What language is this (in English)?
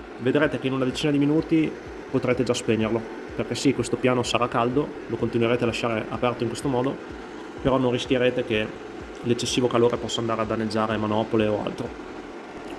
Italian